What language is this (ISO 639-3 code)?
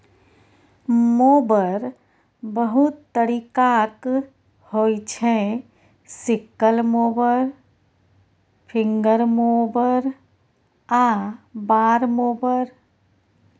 mai